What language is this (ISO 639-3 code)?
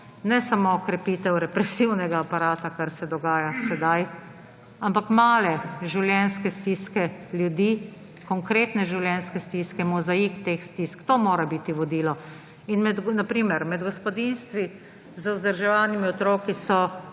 slv